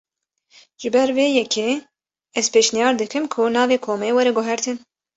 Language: Kurdish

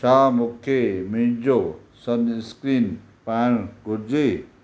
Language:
Sindhi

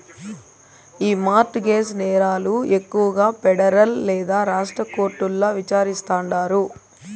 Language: Telugu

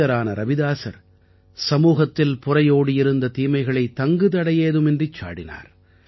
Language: Tamil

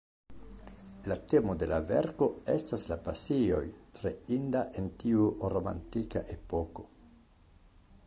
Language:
Esperanto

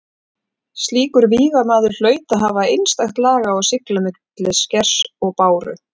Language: Icelandic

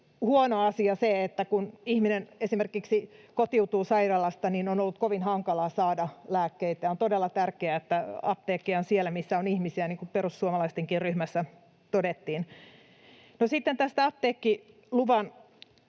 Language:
Finnish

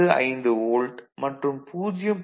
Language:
Tamil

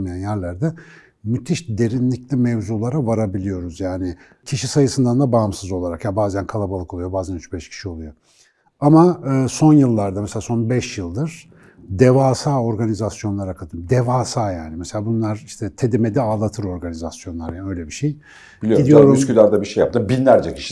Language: Turkish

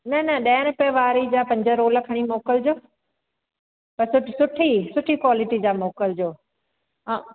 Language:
Sindhi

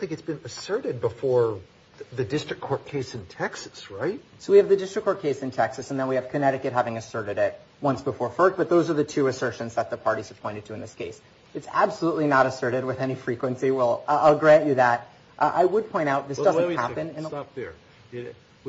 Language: English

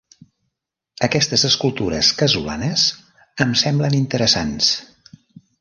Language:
Catalan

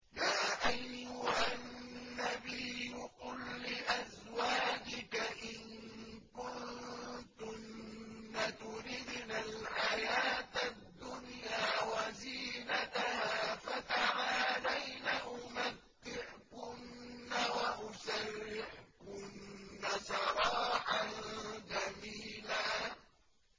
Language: Arabic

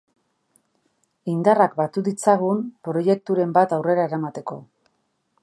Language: Basque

